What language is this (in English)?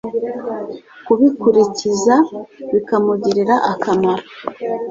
Kinyarwanda